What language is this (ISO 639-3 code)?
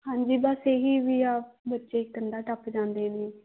pan